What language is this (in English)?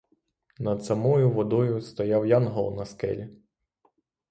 Ukrainian